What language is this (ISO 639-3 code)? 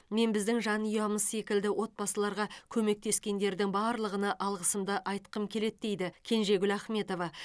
kaz